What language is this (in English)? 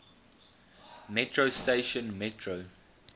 English